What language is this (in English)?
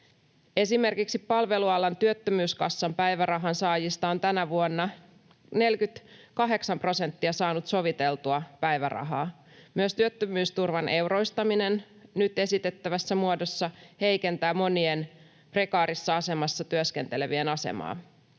Finnish